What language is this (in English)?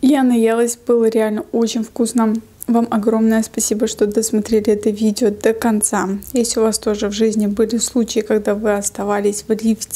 Russian